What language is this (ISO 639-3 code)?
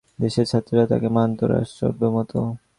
ben